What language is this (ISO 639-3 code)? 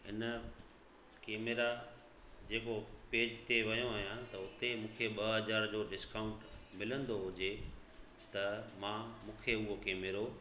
snd